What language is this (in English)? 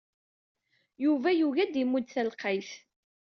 Kabyle